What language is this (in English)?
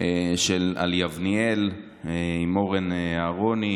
Hebrew